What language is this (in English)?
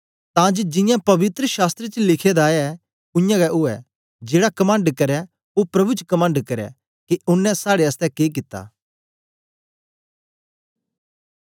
Dogri